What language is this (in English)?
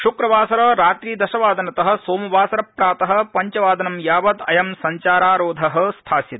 Sanskrit